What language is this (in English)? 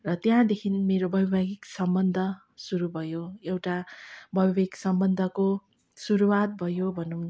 Nepali